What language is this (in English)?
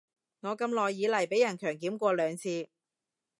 Cantonese